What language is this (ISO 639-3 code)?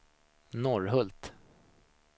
swe